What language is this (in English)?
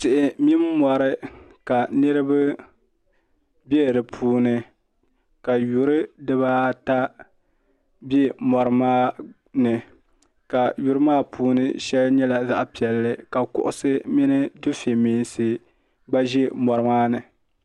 Dagbani